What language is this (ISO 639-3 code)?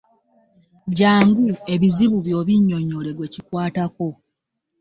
lug